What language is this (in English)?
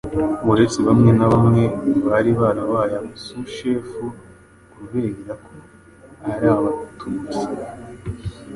Kinyarwanda